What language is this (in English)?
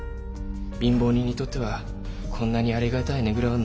Japanese